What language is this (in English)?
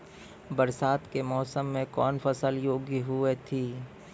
Maithili